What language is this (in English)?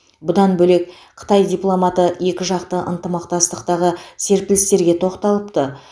Kazakh